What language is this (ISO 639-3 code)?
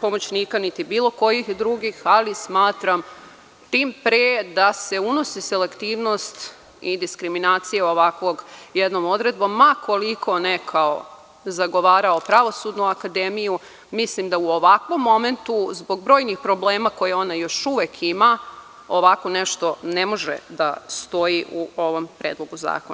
srp